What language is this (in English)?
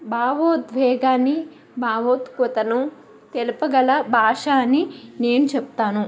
Telugu